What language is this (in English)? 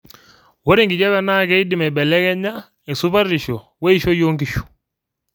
Masai